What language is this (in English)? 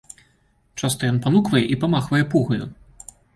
Belarusian